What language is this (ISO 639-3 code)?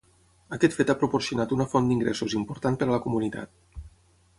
cat